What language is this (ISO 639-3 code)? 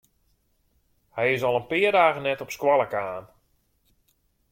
fry